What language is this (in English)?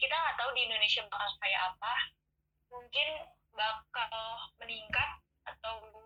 Indonesian